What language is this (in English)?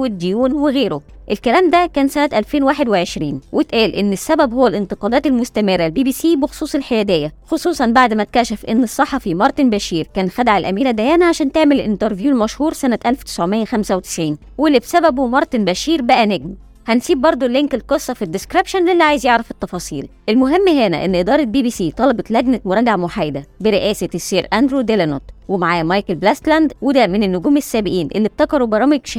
Arabic